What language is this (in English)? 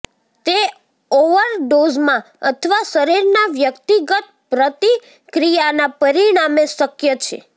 Gujarati